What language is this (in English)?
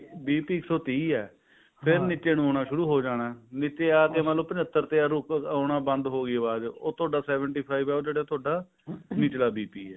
Punjabi